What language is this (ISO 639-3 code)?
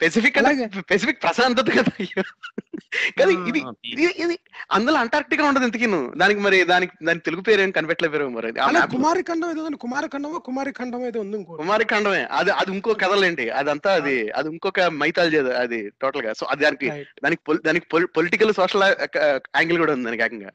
tel